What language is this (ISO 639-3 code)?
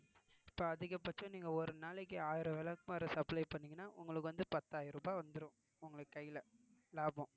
tam